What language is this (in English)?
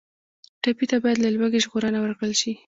Pashto